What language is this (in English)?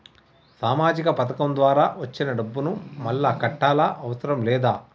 Telugu